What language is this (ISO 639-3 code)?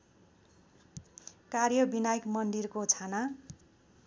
nep